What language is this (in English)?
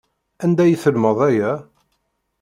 Kabyle